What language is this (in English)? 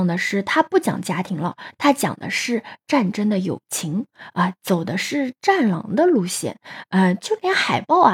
Chinese